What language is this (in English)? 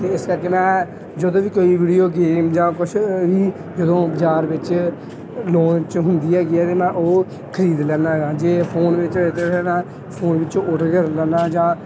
Punjabi